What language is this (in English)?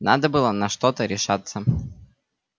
Russian